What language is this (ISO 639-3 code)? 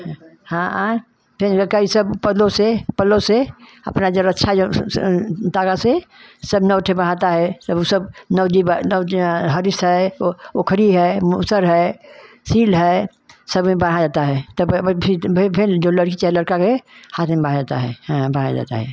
hin